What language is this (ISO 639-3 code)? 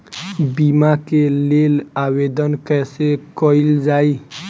bho